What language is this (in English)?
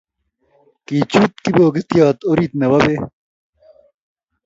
Kalenjin